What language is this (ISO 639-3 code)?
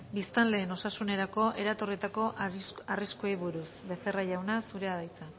eus